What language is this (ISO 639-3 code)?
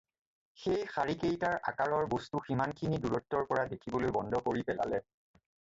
asm